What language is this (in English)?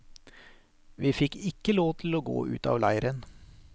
Norwegian